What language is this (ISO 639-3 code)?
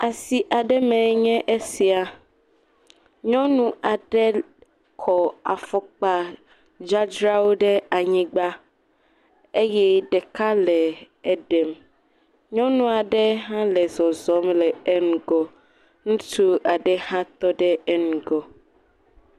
ewe